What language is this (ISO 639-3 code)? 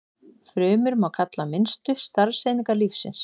isl